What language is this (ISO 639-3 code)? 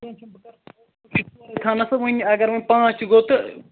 kas